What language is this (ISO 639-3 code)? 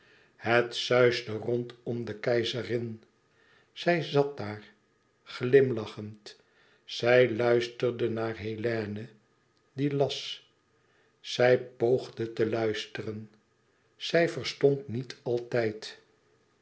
nld